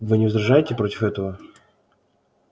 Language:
Russian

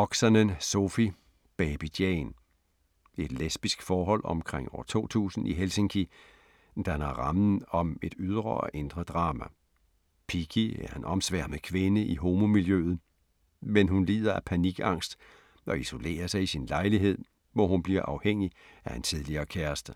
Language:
Danish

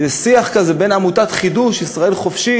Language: Hebrew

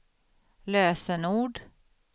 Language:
Swedish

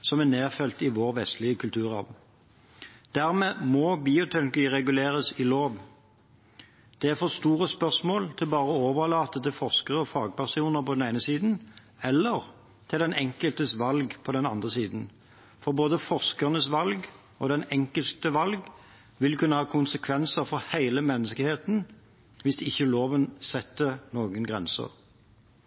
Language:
Norwegian Bokmål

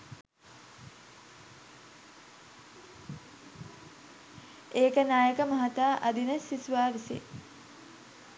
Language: Sinhala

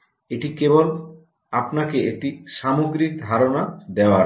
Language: Bangla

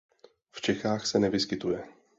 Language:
Czech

